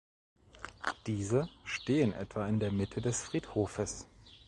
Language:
German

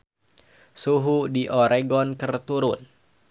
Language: Sundanese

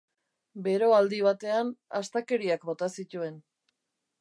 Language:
Basque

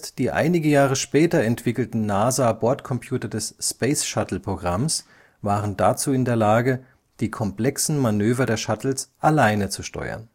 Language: German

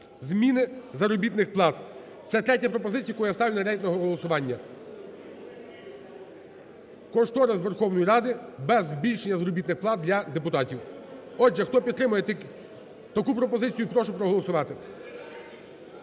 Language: Ukrainian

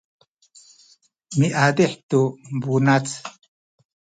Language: Sakizaya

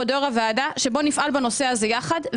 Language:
Hebrew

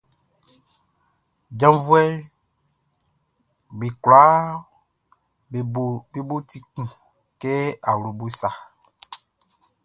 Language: Baoulé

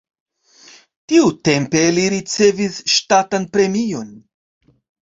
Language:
Esperanto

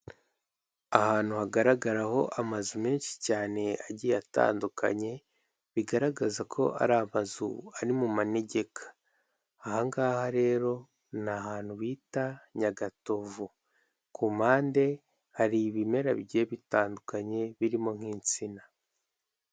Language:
Kinyarwanda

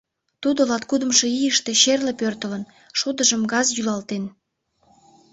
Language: Mari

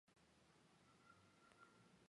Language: Chinese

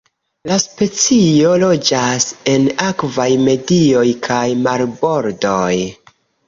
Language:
Esperanto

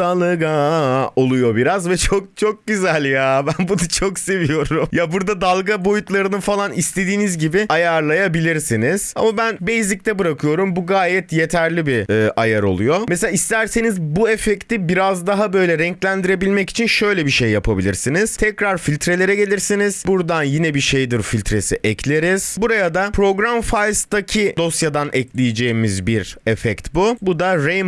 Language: Turkish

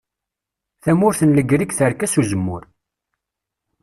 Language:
Kabyle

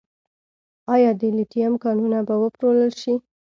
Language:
Pashto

